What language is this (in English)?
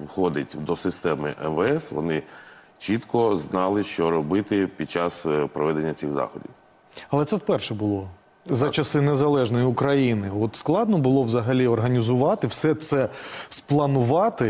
Ukrainian